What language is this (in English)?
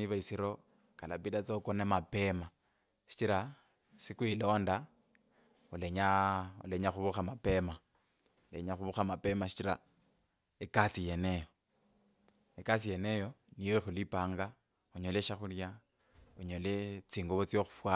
Kabras